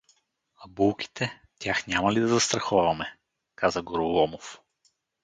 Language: Bulgarian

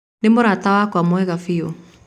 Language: Kikuyu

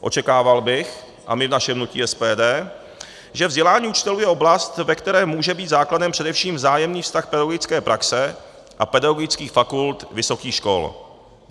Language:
Czech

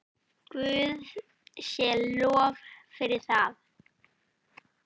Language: Icelandic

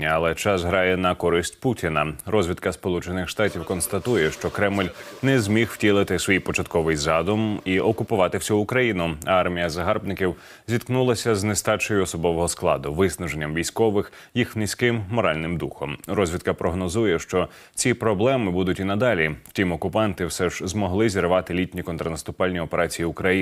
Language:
Ukrainian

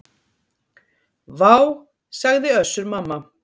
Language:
Icelandic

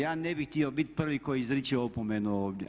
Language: Croatian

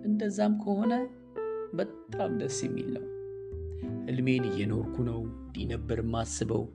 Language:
Amharic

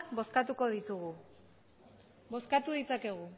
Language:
Basque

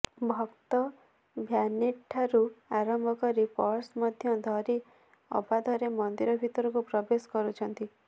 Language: Odia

